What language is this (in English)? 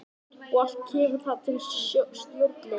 Icelandic